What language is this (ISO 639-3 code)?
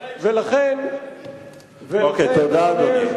heb